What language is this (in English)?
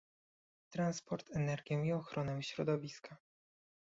Polish